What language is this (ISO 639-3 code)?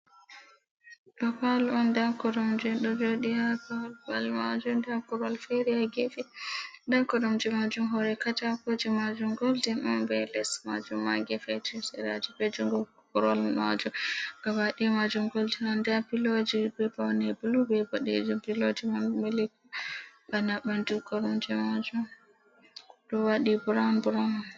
ful